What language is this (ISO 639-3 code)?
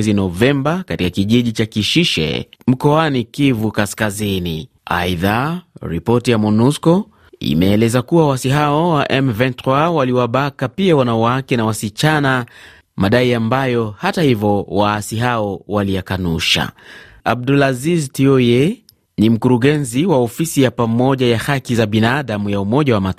swa